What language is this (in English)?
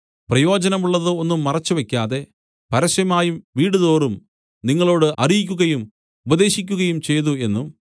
Malayalam